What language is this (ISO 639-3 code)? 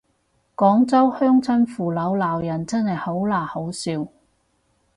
yue